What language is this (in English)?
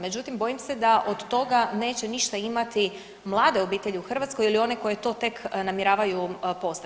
Croatian